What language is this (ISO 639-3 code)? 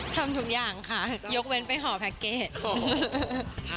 tha